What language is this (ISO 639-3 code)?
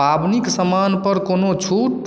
mai